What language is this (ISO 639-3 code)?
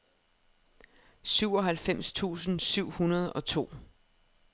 dan